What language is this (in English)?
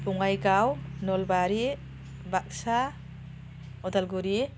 Bodo